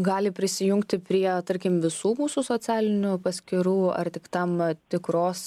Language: Lithuanian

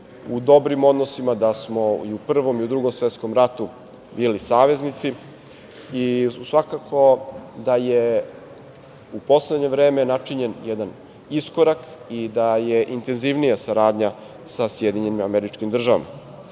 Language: Serbian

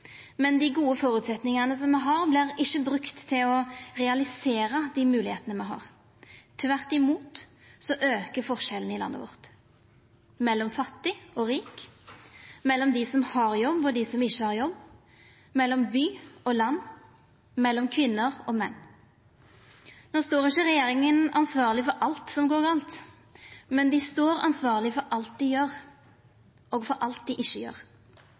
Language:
Norwegian Nynorsk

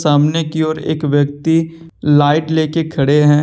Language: Hindi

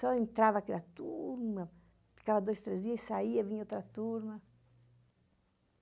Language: Portuguese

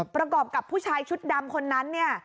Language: Thai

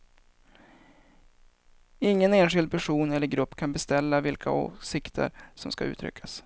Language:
Swedish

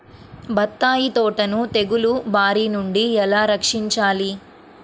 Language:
Telugu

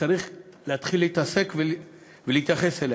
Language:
Hebrew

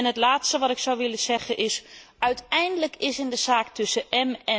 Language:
Dutch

